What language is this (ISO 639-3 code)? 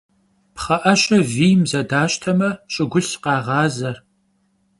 kbd